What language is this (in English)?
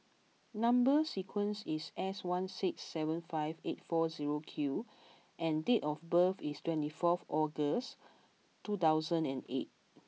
English